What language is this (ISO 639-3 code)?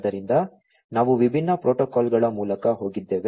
kan